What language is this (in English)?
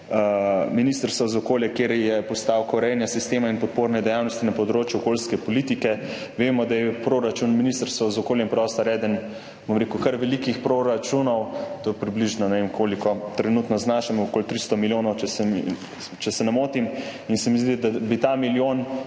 Slovenian